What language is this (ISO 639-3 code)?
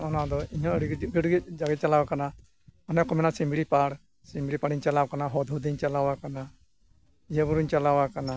sat